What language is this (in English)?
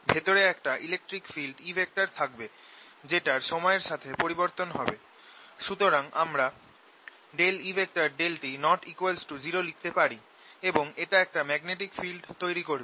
Bangla